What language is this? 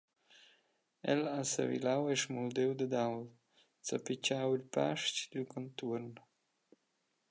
Romansh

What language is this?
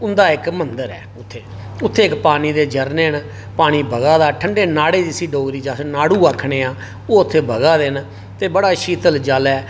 Dogri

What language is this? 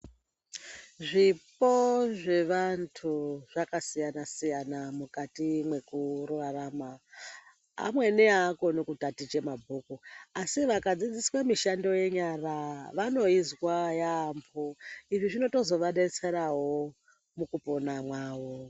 Ndau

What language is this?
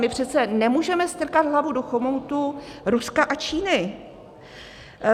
Czech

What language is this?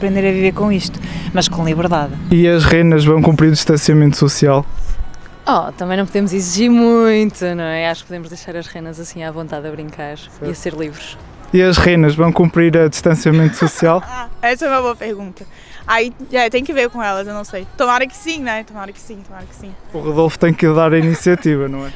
Portuguese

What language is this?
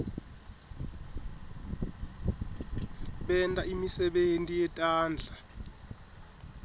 Swati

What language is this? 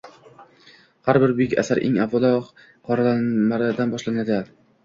Uzbek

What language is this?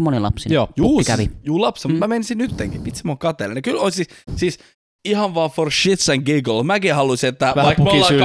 Finnish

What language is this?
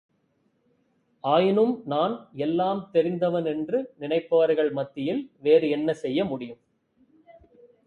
Tamil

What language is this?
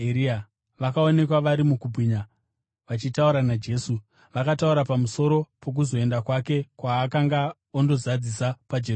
Shona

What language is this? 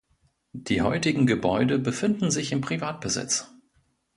German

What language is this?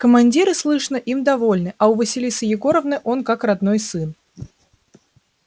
Russian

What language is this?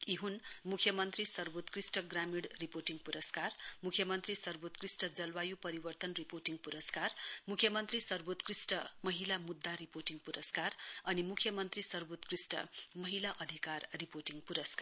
Nepali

